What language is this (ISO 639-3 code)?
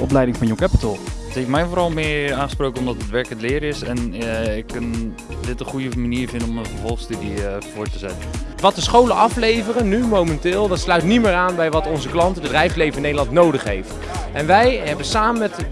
nld